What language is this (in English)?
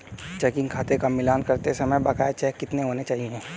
Hindi